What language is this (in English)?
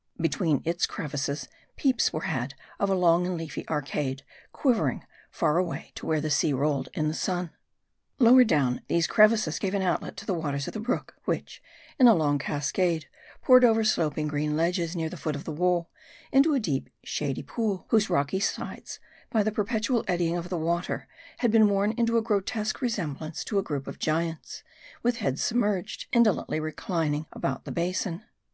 English